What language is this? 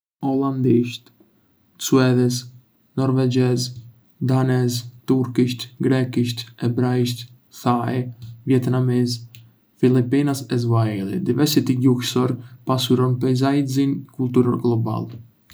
Arbëreshë Albanian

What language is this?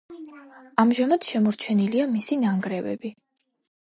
Georgian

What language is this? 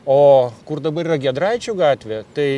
Lithuanian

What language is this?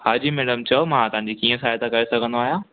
Sindhi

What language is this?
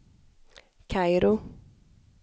Swedish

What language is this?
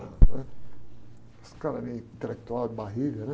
Portuguese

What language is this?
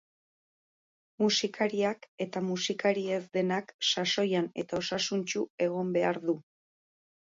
Basque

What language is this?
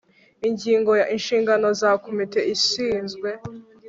Kinyarwanda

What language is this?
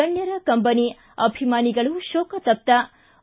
Kannada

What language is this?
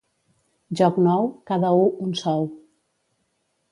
Catalan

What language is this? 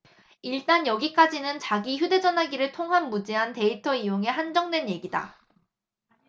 Korean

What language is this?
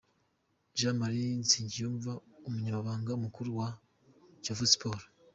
Kinyarwanda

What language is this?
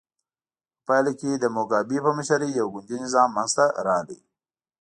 Pashto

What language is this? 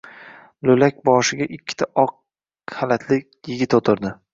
Uzbek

